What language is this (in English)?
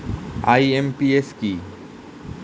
Bangla